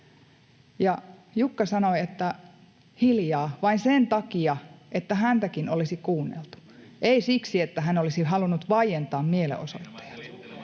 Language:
Finnish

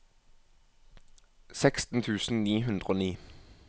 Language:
Norwegian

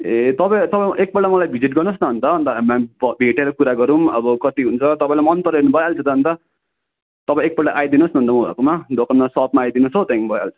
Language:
Nepali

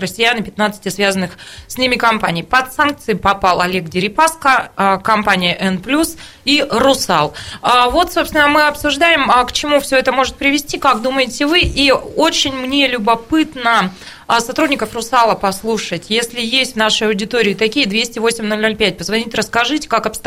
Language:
Russian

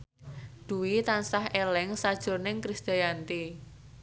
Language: Javanese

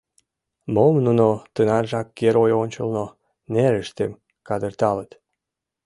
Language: Mari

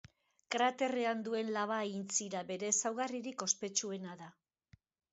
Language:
Basque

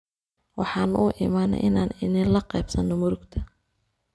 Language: Somali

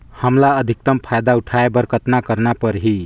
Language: Chhattisgarhi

